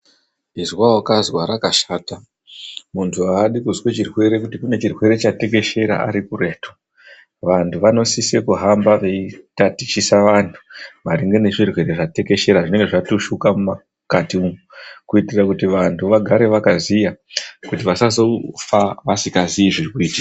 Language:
Ndau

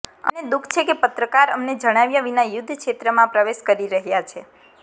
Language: Gujarati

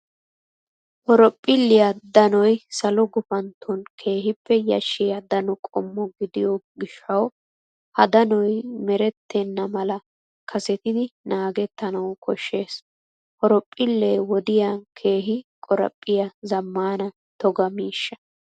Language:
Wolaytta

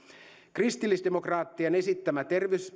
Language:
Finnish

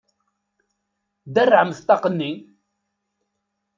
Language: Kabyle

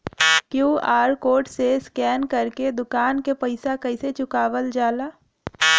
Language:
Bhojpuri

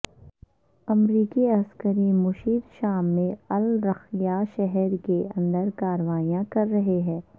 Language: Urdu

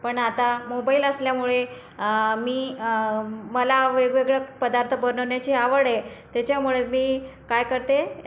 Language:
Marathi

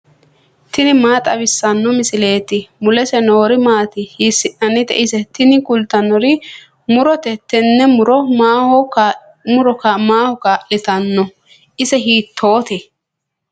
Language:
Sidamo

